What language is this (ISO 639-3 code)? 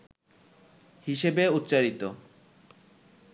ben